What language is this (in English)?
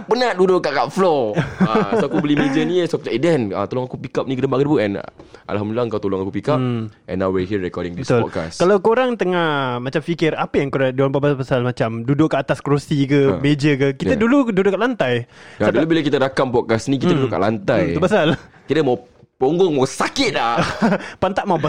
Malay